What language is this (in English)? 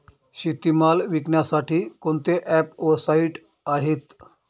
Marathi